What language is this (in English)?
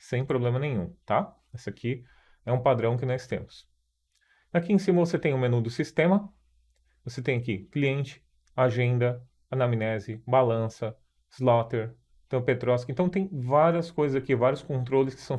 Portuguese